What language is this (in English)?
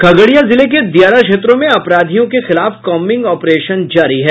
Hindi